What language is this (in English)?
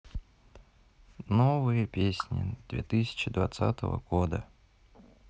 Russian